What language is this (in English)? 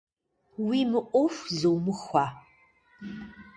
Kabardian